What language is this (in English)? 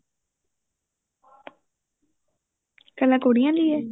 Punjabi